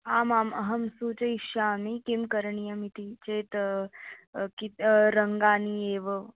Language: Sanskrit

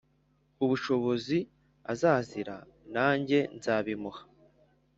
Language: Kinyarwanda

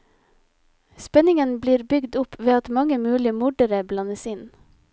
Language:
Norwegian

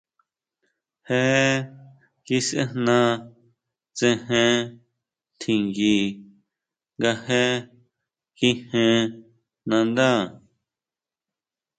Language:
Huautla Mazatec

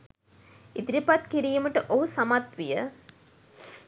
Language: Sinhala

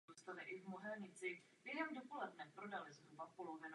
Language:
Czech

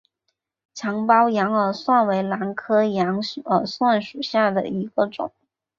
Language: Chinese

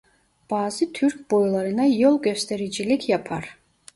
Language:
Turkish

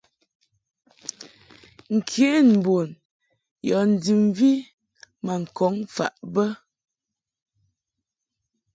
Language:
Mungaka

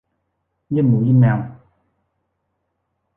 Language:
Thai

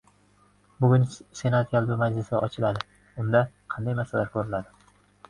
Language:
Uzbek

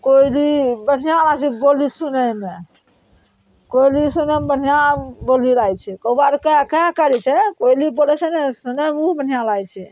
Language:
Maithili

